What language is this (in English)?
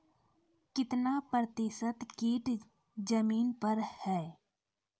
Maithili